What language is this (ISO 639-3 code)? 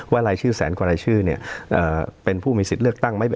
tha